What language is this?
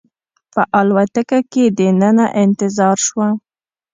Pashto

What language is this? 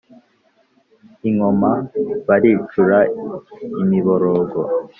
Kinyarwanda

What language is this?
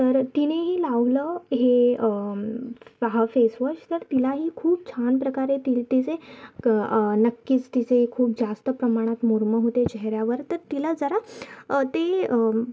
Marathi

